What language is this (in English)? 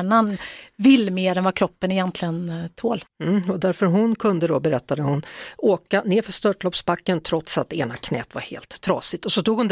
Swedish